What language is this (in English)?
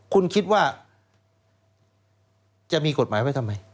Thai